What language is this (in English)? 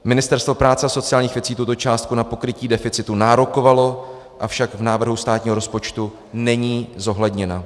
Czech